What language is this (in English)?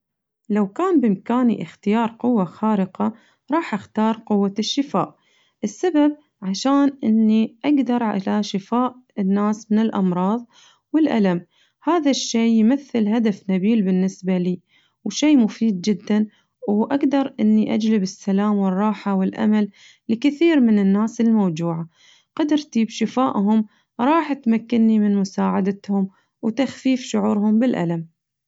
Najdi Arabic